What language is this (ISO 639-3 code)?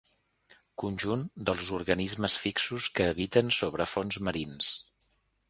cat